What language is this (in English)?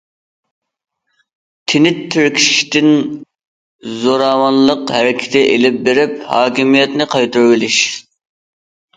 Uyghur